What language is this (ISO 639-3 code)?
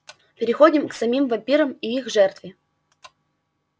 rus